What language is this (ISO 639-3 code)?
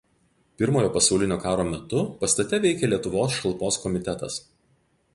lit